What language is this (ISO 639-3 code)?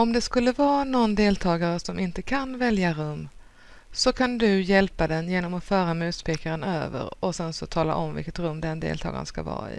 swe